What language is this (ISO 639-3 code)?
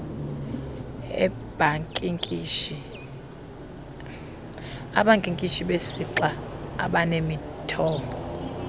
xho